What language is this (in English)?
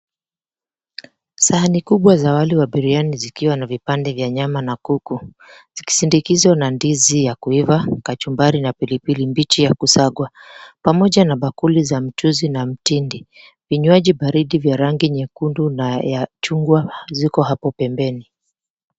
Swahili